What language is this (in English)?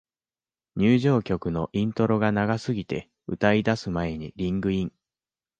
Japanese